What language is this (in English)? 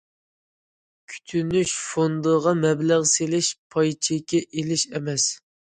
Uyghur